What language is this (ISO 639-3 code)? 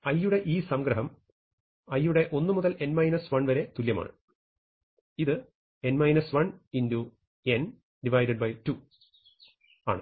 mal